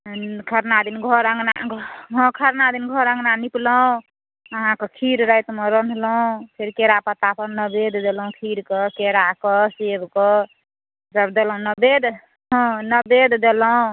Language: Maithili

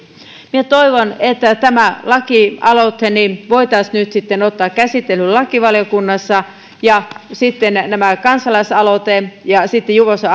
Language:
Finnish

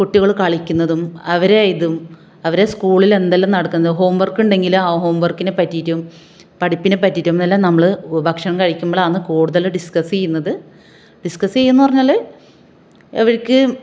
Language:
Malayalam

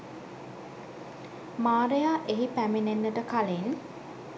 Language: Sinhala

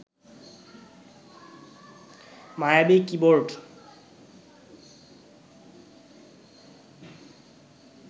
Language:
Bangla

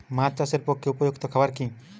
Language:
Bangla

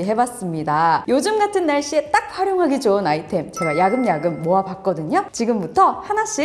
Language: Korean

